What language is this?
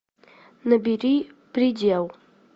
Russian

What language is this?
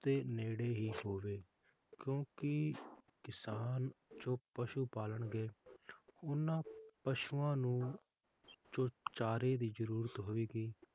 Punjabi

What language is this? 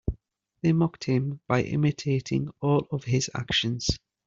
English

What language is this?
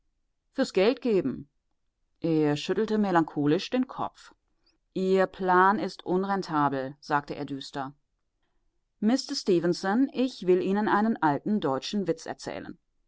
German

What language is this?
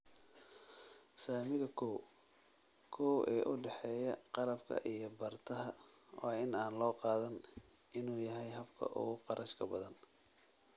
Somali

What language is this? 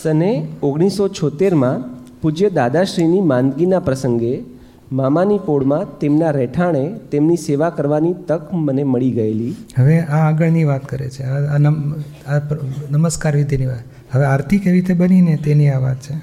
Gujarati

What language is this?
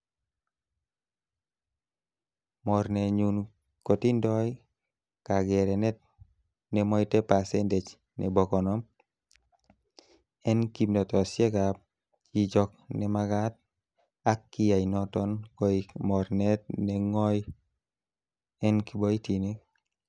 Kalenjin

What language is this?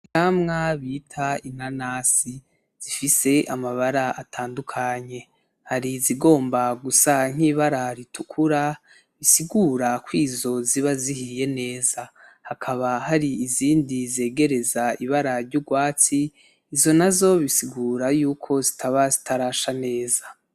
Rundi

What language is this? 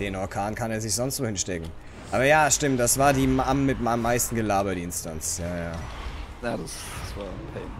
German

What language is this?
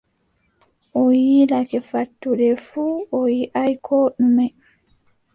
Adamawa Fulfulde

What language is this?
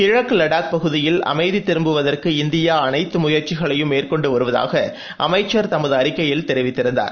Tamil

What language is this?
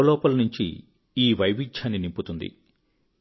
Telugu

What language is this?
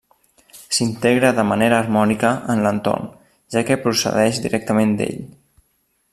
Catalan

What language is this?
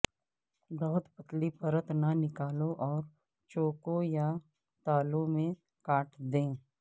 Urdu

